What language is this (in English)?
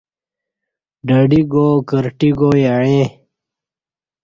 Kati